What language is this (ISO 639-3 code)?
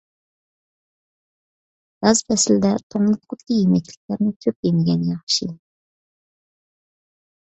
uig